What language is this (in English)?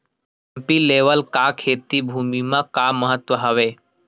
Chhattisgarhi